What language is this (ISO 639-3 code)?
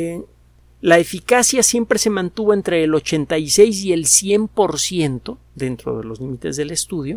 spa